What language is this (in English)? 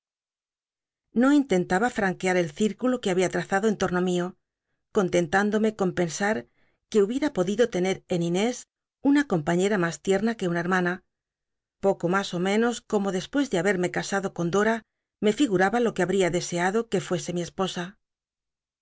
Spanish